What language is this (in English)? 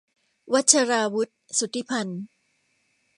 Thai